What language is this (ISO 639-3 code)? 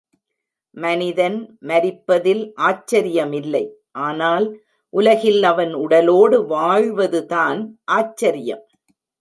tam